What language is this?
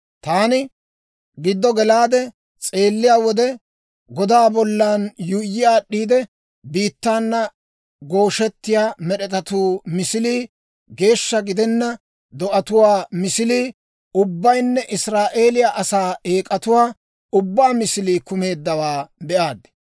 Dawro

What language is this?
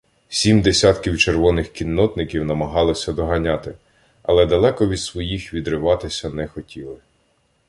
Ukrainian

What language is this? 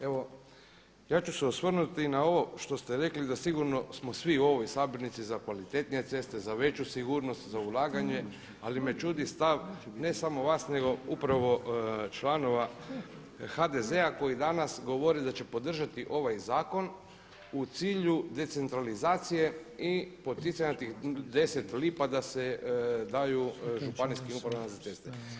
Croatian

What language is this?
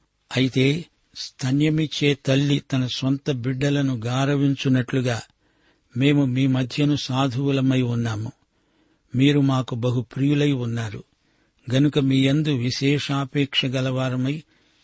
Telugu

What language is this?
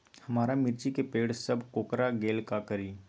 Magahi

